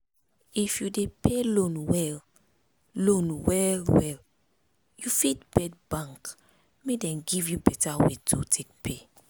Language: Nigerian Pidgin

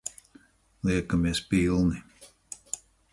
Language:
Latvian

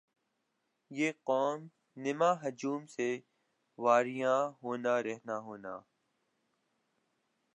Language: Urdu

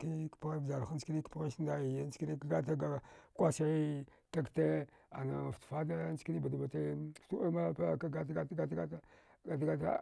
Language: Dghwede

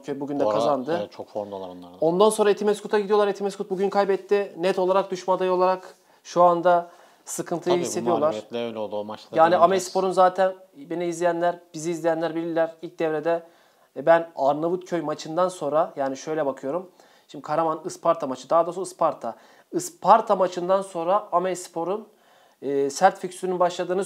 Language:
Turkish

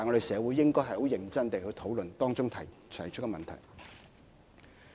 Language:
Cantonese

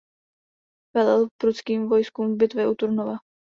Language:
Czech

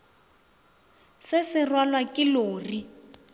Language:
Northern Sotho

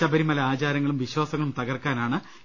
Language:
Malayalam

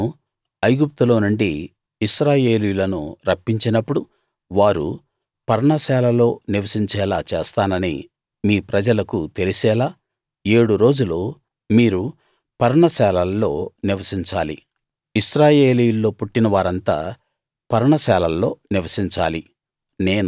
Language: Telugu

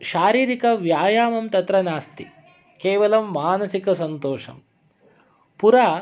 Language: Sanskrit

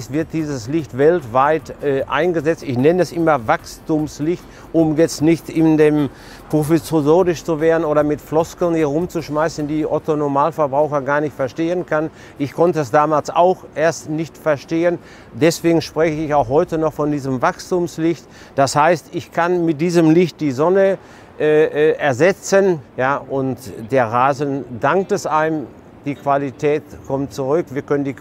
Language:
German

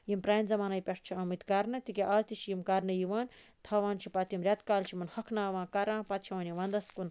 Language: Kashmiri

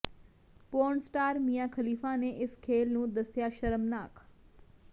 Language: Punjabi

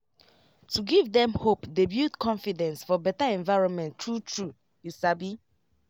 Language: Nigerian Pidgin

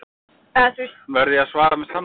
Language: Icelandic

